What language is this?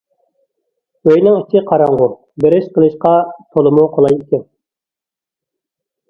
Uyghur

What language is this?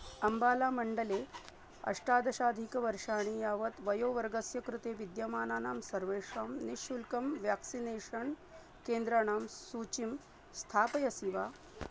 Sanskrit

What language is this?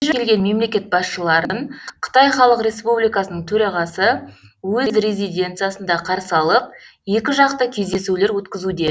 Kazakh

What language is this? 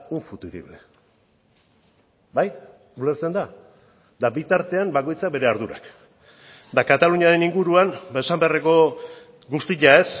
Basque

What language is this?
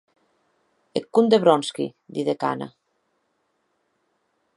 Occitan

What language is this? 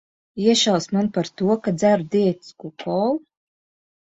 Latvian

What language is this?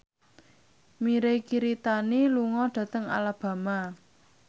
Javanese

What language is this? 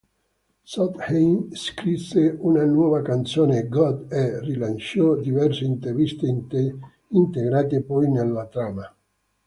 Italian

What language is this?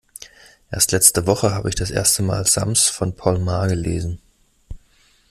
German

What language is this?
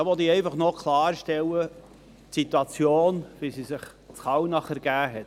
Swiss German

